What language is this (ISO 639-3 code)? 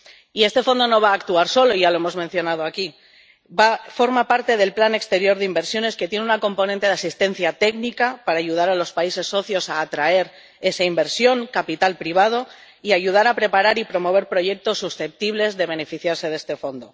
spa